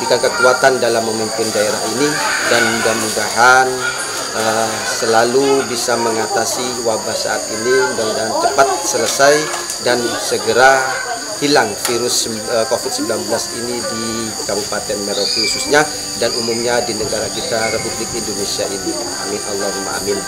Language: Indonesian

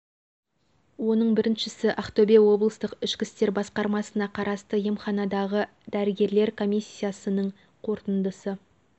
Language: Kazakh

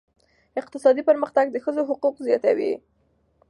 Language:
Pashto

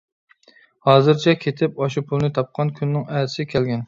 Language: Uyghur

